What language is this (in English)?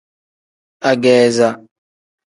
Tem